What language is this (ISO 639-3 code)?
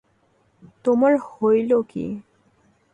ben